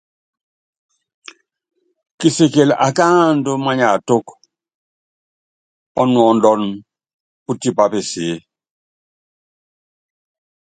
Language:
Yangben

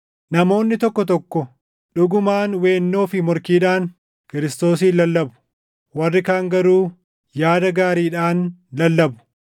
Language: Oromo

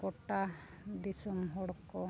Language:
Santali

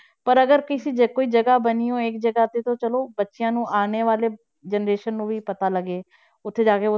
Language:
Punjabi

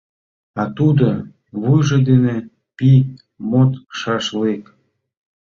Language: Mari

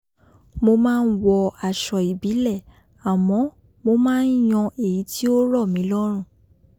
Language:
Yoruba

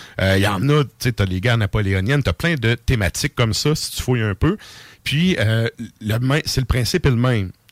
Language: French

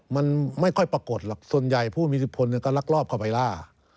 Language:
Thai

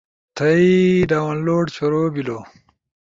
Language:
Ushojo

